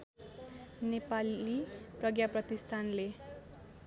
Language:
Nepali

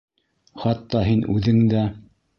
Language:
Bashkir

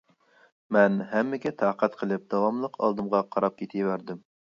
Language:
Uyghur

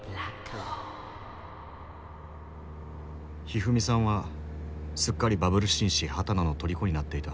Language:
Japanese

